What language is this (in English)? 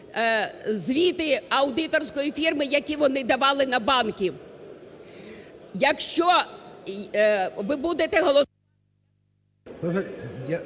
Ukrainian